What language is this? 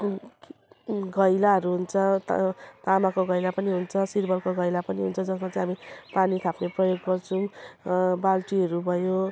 Nepali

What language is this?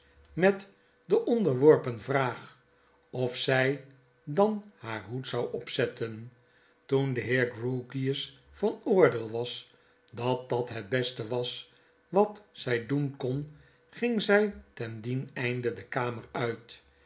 Dutch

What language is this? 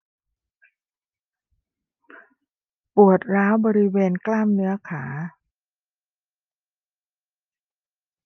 Thai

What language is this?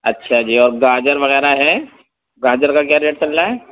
Urdu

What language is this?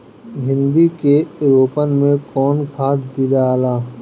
Bhojpuri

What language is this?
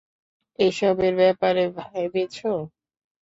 Bangla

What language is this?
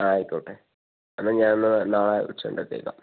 Malayalam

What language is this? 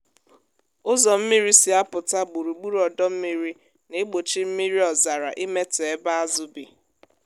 Igbo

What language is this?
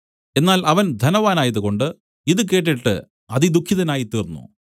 Malayalam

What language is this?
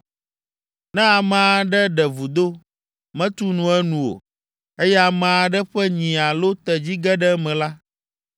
Ewe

